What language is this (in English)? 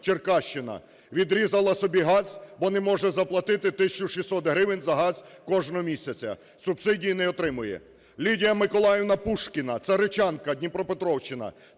Ukrainian